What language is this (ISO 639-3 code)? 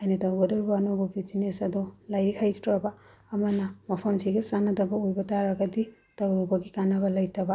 mni